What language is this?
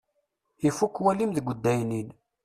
Kabyle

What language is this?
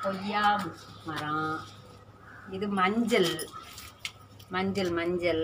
Thai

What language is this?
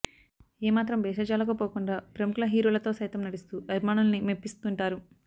Telugu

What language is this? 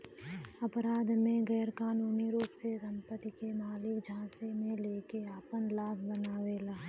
Bhojpuri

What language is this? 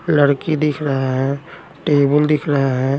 Hindi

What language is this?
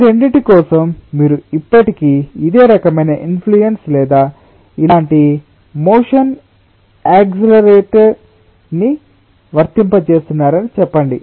Telugu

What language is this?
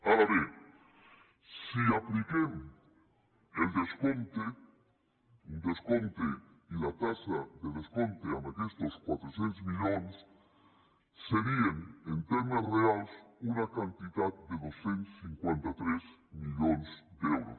Catalan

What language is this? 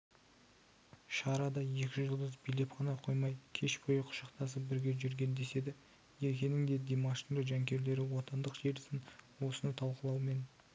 Kazakh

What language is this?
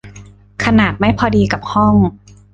Thai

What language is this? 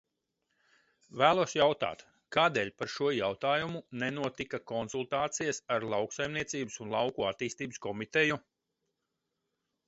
Latvian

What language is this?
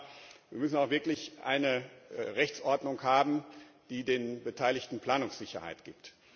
German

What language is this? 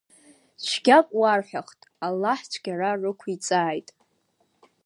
Abkhazian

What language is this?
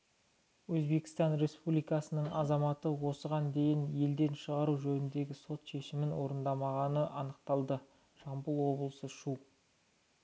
Kazakh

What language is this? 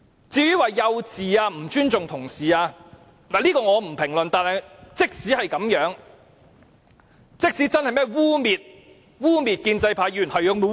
Cantonese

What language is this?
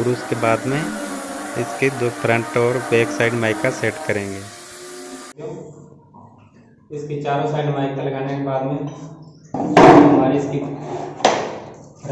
Hindi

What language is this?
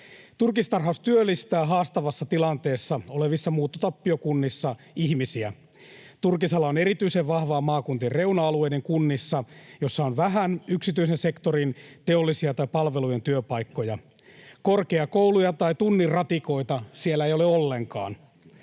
Finnish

